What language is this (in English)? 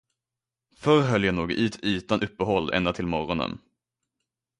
Swedish